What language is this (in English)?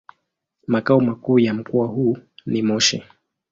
Swahili